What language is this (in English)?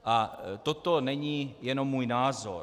Czech